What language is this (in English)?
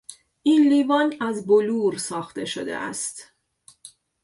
Persian